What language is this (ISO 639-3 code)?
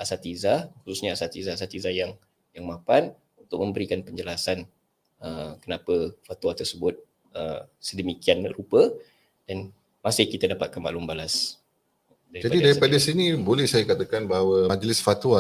msa